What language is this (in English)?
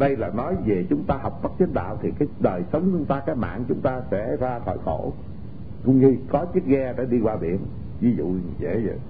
Vietnamese